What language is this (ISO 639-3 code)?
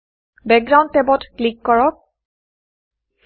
asm